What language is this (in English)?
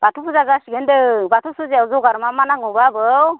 Bodo